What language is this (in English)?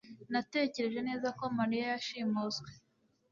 Kinyarwanda